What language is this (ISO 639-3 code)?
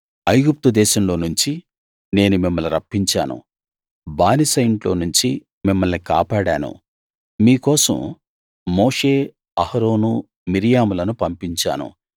tel